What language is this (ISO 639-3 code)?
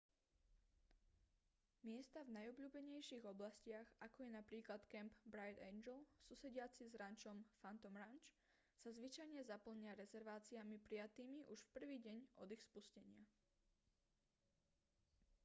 slk